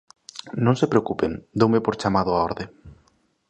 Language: Galician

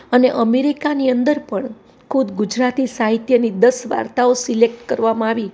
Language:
Gujarati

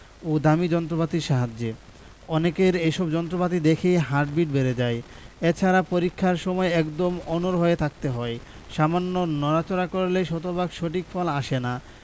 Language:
Bangla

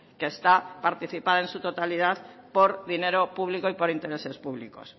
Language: Spanish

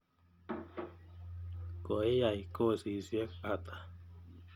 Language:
Kalenjin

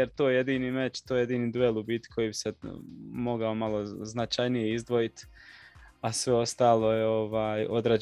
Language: Croatian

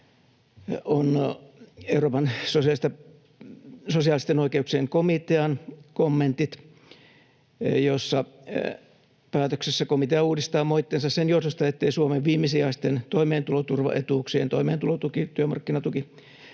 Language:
Finnish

